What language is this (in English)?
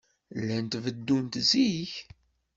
Kabyle